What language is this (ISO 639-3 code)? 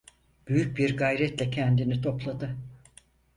tur